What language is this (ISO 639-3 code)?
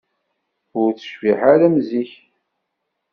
kab